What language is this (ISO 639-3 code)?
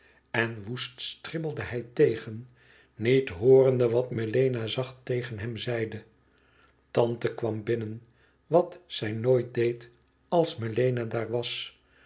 nld